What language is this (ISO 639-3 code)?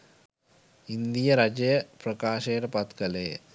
sin